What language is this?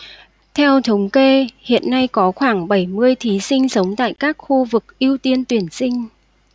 Vietnamese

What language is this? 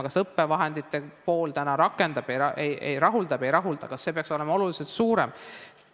Estonian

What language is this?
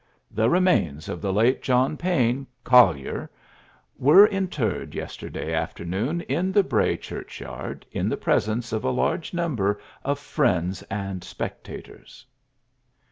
English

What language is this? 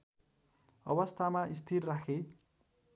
Nepali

